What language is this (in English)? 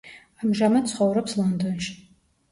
Georgian